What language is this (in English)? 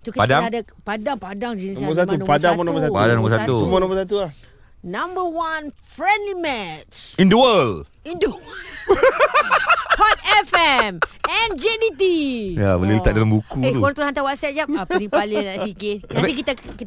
Malay